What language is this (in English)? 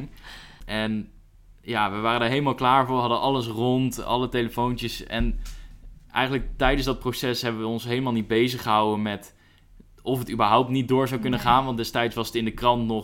Dutch